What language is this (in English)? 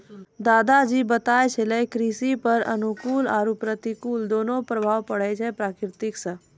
Maithili